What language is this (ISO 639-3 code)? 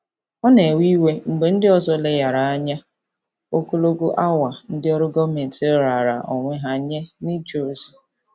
ibo